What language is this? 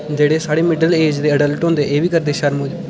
Dogri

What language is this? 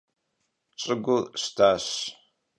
Kabardian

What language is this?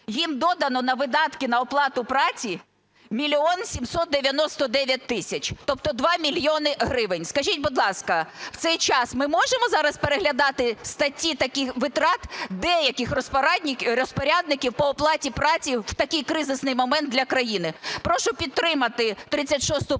Ukrainian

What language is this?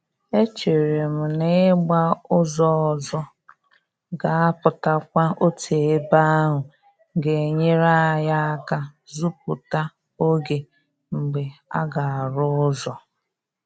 Igbo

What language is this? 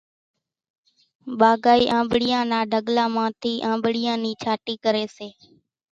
Kachi Koli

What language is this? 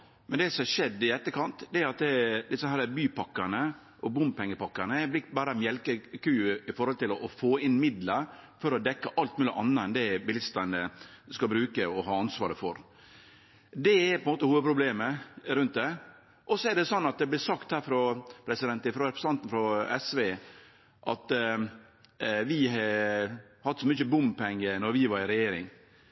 Norwegian Nynorsk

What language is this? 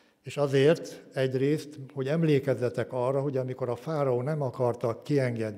Hungarian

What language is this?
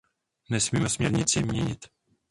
Czech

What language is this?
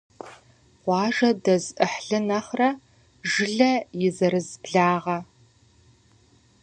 Kabardian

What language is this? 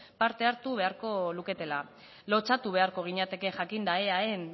Basque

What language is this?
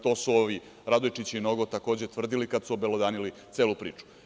Serbian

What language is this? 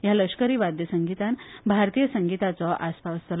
Konkani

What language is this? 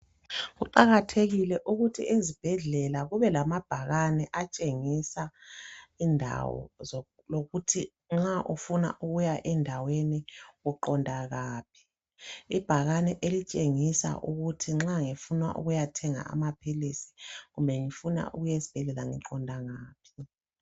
North Ndebele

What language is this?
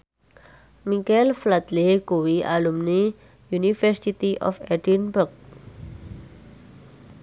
Javanese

